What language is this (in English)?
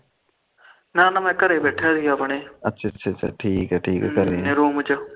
Punjabi